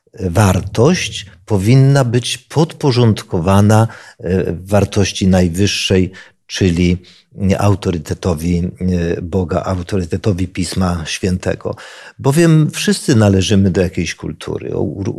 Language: Polish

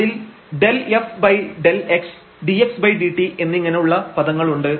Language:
Malayalam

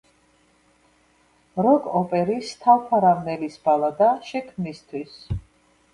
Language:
Georgian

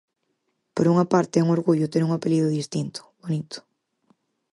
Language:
Galician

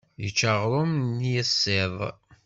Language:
Kabyle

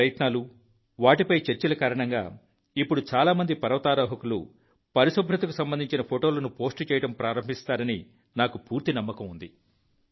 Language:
Telugu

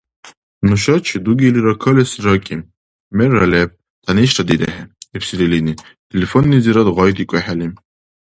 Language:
Dargwa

